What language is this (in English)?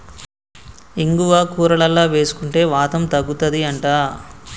Telugu